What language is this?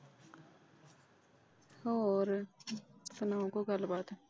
Punjabi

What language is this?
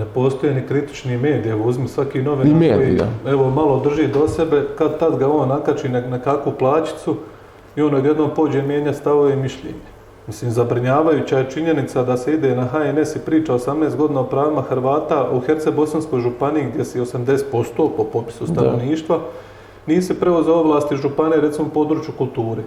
Croatian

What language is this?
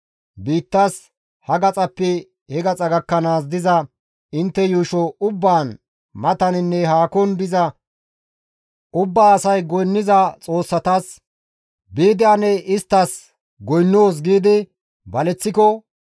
Gamo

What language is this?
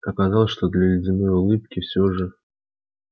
Russian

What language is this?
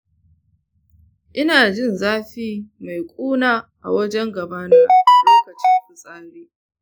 Hausa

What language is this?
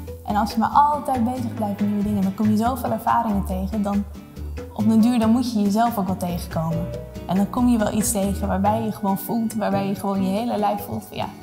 Dutch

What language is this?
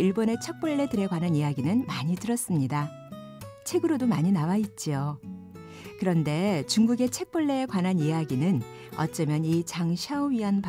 Korean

